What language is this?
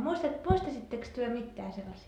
Finnish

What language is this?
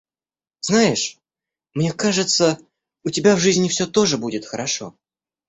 Russian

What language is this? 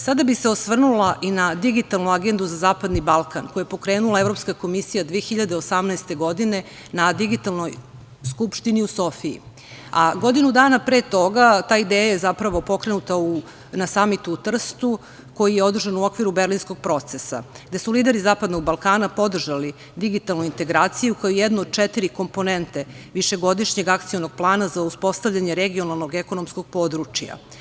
Serbian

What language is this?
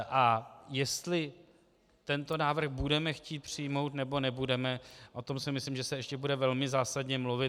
Czech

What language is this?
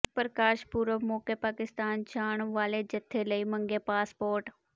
Punjabi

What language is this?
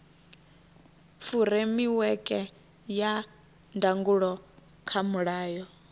Venda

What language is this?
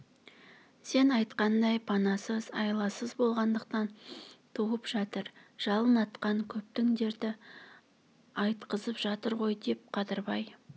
Kazakh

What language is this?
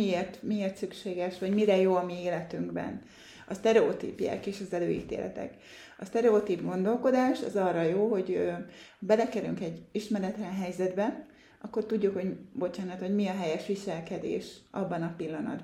Hungarian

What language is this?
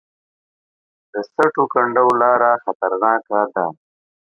Pashto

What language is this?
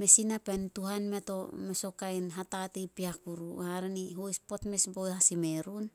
Solos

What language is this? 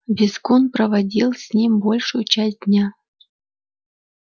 Russian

